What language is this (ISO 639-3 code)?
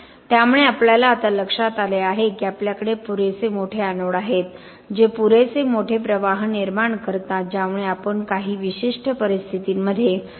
mar